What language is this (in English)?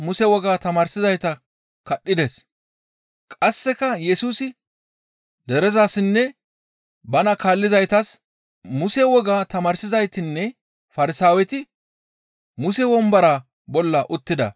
Gamo